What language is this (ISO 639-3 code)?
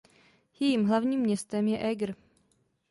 ces